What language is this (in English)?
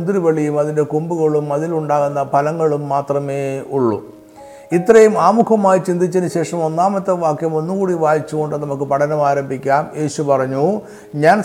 Malayalam